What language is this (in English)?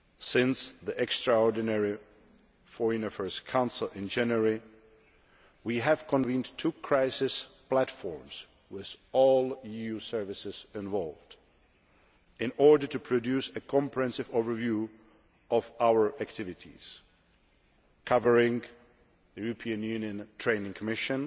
English